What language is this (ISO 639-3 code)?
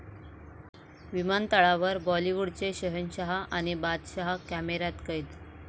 mar